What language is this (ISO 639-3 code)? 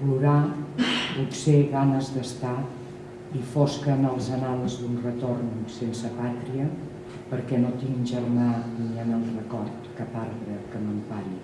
cat